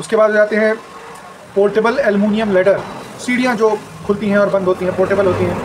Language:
Hindi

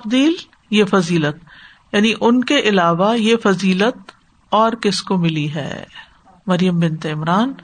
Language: Urdu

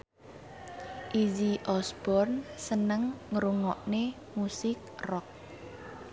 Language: Javanese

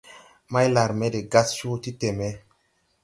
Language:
Tupuri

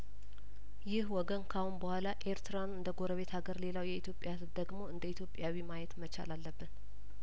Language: Amharic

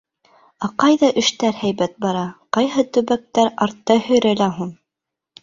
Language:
Bashkir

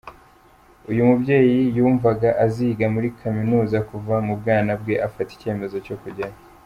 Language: Kinyarwanda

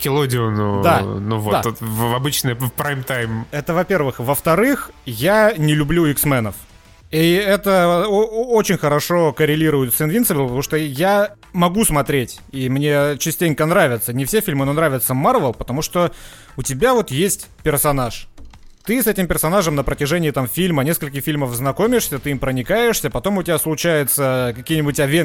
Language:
Russian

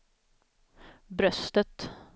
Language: Swedish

